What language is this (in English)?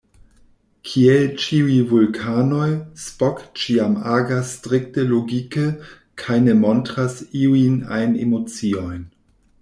Esperanto